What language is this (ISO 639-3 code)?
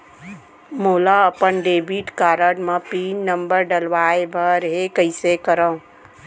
hne